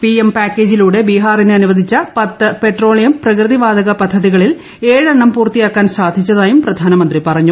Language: Malayalam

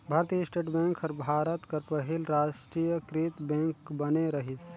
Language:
Chhattisgarhi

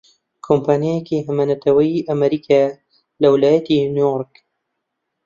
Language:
Central Kurdish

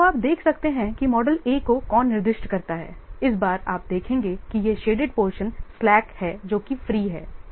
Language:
Hindi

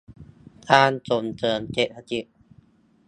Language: Thai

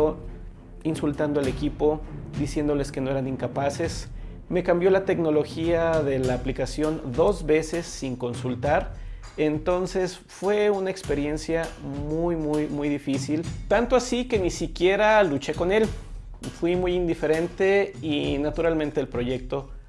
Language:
Spanish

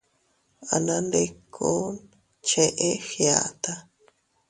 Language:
Teutila Cuicatec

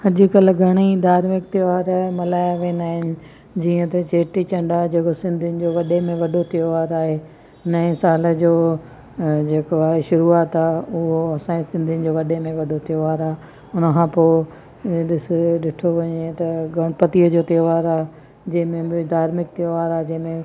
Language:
Sindhi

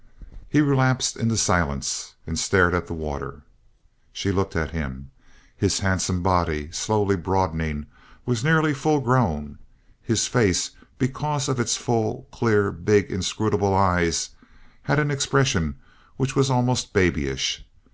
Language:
English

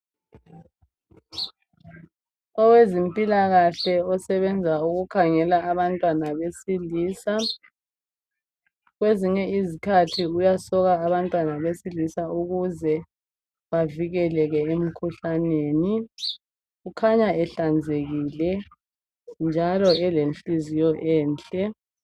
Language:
North Ndebele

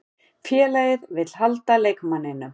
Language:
Icelandic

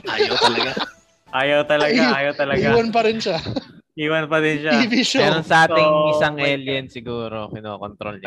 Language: Filipino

